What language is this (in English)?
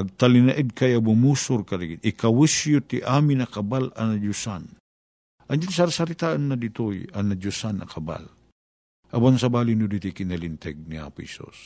Filipino